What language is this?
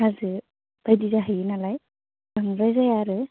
Bodo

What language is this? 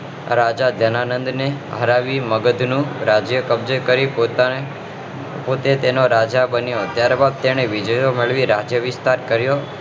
Gujarati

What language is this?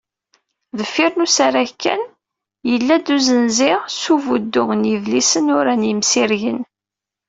Kabyle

